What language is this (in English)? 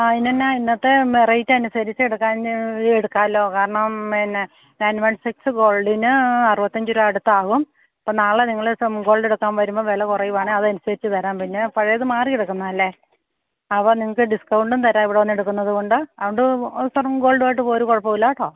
Malayalam